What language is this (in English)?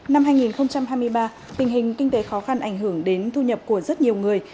Vietnamese